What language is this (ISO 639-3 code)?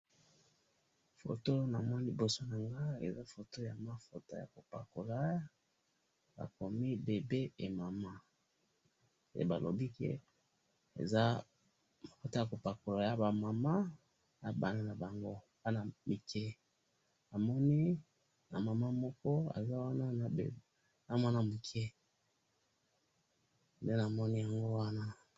lin